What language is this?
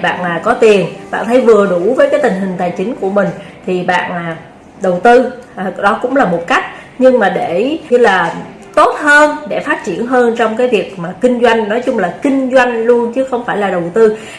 Vietnamese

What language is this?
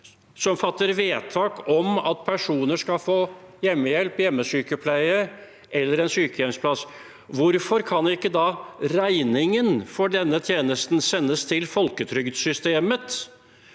Norwegian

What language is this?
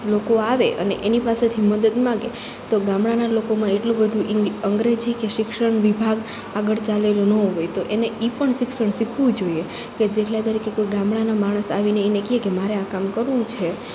Gujarati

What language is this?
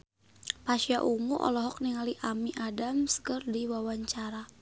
Sundanese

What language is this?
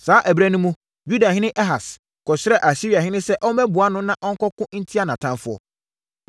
Akan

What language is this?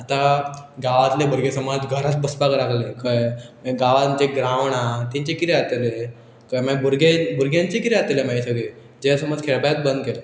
Konkani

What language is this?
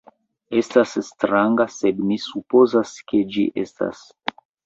Esperanto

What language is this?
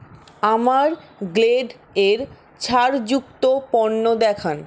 Bangla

